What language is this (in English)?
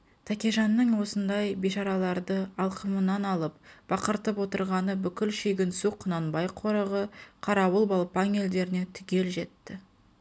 Kazakh